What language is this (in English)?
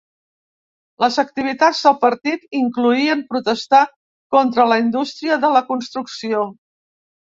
Catalan